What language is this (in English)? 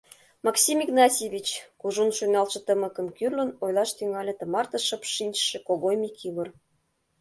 Mari